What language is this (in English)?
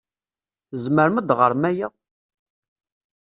Kabyle